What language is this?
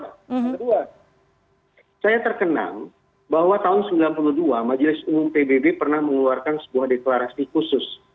Indonesian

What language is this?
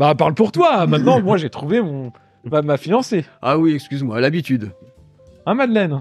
French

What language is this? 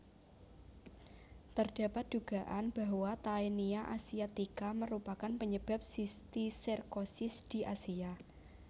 Javanese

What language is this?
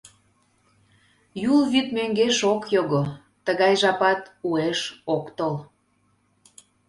Mari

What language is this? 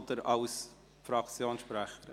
Swiss German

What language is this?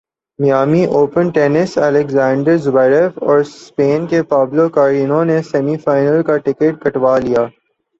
Urdu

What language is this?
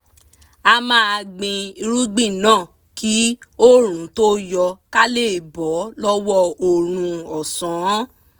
Yoruba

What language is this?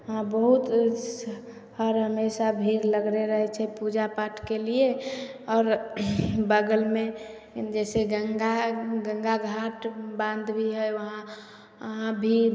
Maithili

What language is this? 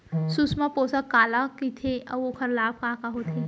Chhattisgarhi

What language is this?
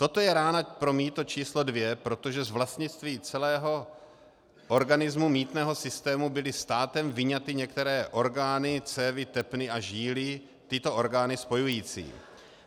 Czech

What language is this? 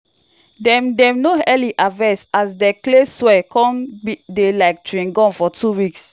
Nigerian Pidgin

